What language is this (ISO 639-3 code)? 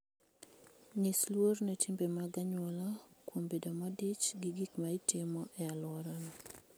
luo